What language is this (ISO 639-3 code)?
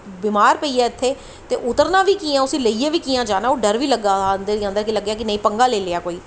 doi